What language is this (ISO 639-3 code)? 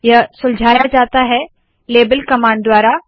hin